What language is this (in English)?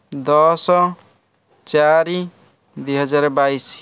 Odia